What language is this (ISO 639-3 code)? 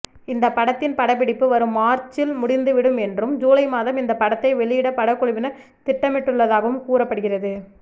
tam